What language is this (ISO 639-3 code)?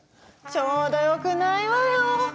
jpn